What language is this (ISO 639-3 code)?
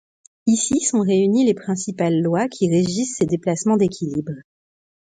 fra